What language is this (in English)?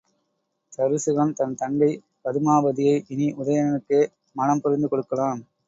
Tamil